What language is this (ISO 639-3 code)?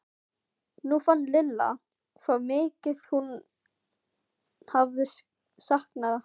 isl